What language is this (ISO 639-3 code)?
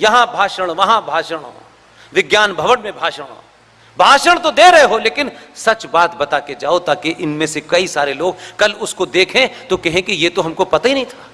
hin